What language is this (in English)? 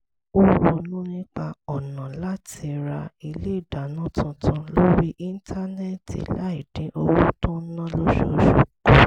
Yoruba